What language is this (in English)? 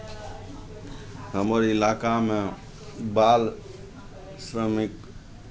Maithili